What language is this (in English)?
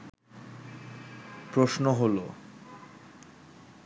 Bangla